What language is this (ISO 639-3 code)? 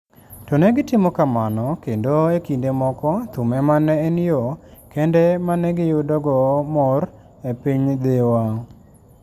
luo